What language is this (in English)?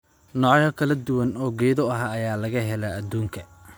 Somali